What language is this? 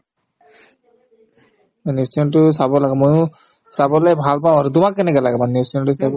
Assamese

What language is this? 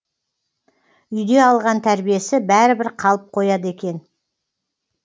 Kazakh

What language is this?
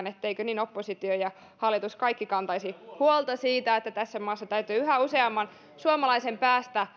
Finnish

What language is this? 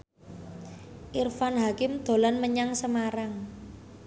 Javanese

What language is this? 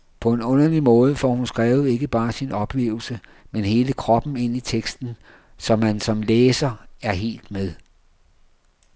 Danish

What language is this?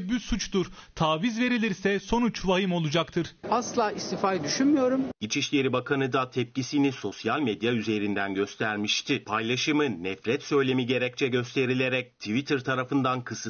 Turkish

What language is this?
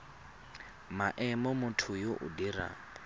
Tswana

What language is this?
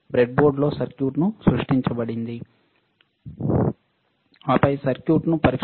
Telugu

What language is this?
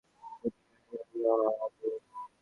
Bangla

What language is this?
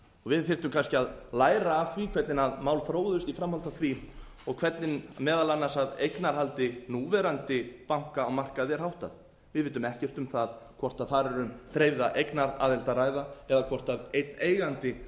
Icelandic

